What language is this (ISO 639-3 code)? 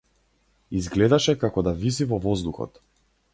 mkd